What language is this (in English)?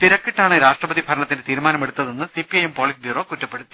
Malayalam